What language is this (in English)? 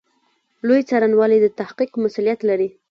Pashto